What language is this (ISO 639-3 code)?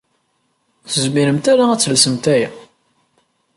kab